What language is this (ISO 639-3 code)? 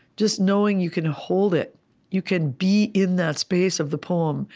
eng